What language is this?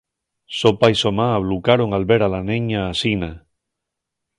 Asturian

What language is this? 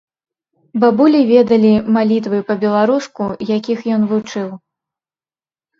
Belarusian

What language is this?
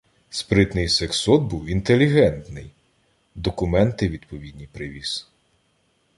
Ukrainian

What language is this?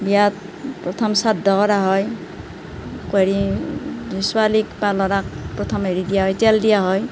Assamese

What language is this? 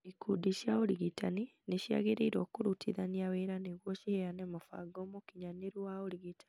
Kikuyu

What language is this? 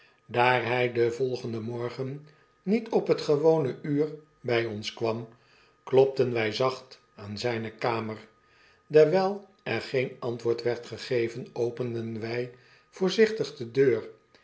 Dutch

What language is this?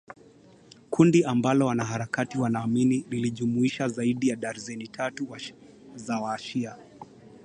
Swahili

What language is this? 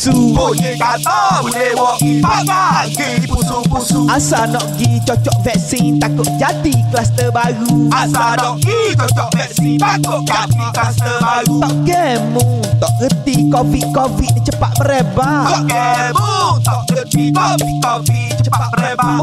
Malay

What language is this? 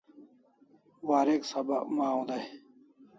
Kalasha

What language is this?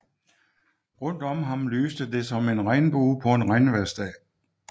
Danish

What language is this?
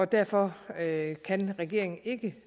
Danish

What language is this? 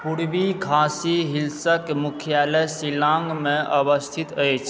Maithili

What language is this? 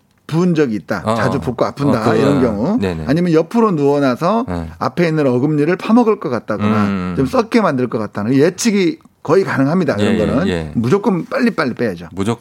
Korean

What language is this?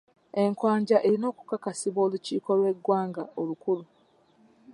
Ganda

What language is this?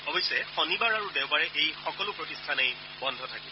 Assamese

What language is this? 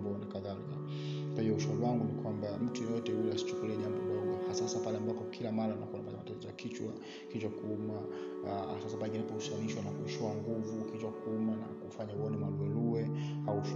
Swahili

